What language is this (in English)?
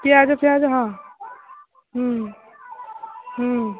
Odia